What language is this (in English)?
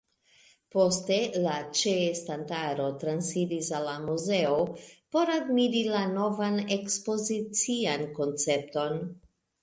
Esperanto